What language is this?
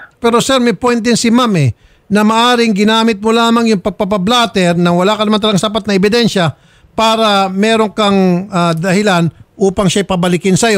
Filipino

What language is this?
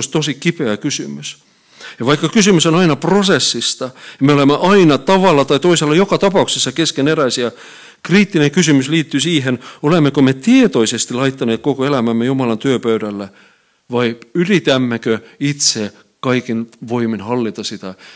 Finnish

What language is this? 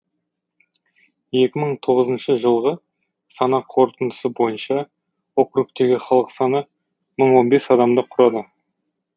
Kazakh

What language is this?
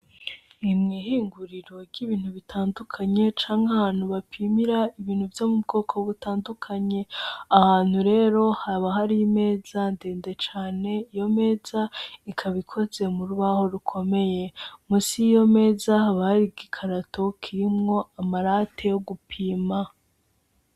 Rundi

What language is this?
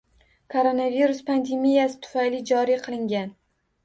Uzbek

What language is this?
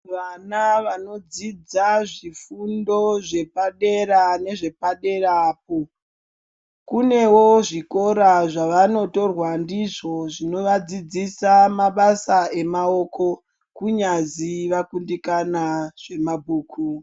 Ndau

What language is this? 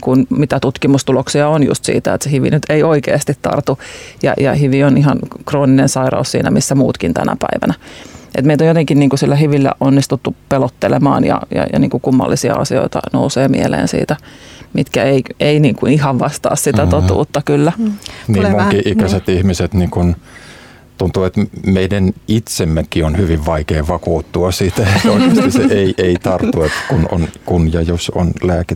Finnish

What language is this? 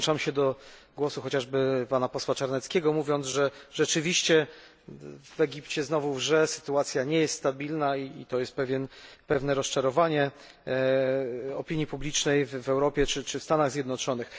Polish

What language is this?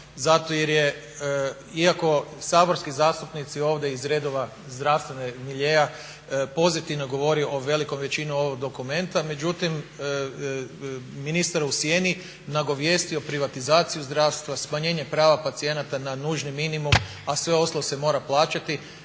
Croatian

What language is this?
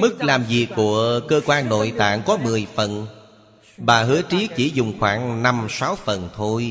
Vietnamese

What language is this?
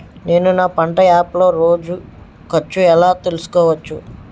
Telugu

